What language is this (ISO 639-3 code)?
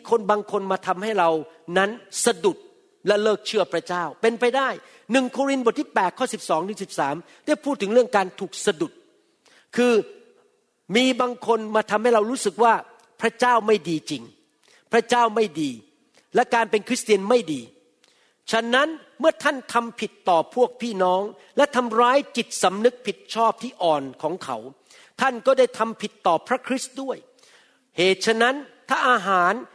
tha